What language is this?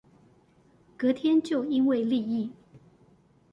Chinese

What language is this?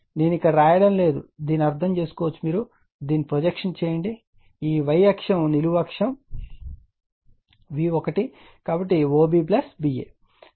Telugu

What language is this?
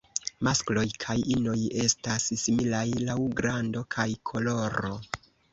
Esperanto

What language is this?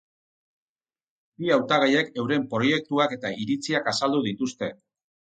Basque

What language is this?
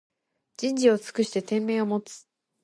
Japanese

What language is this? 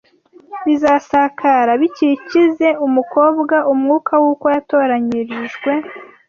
Kinyarwanda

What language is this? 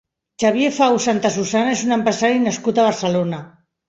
Catalan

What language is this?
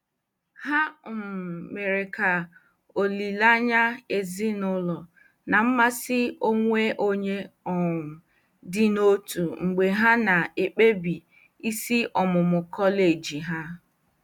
Igbo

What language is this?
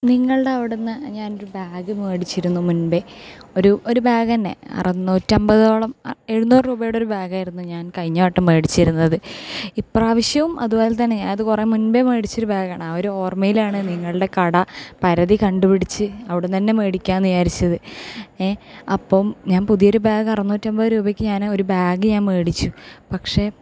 Malayalam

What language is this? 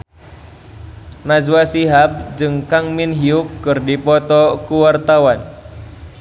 Sundanese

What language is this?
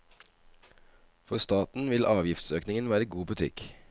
Norwegian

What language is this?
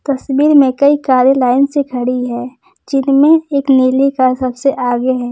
Hindi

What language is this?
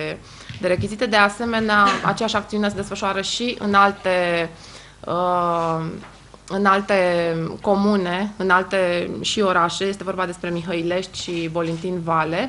Romanian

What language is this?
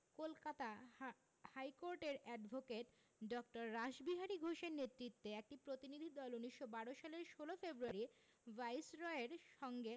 Bangla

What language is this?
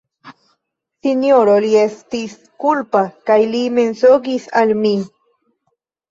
Esperanto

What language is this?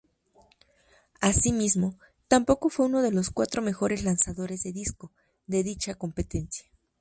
Spanish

